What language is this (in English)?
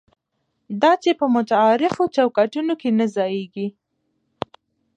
Pashto